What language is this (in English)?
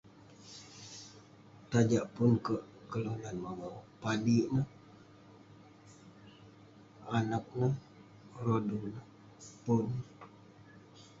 Western Penan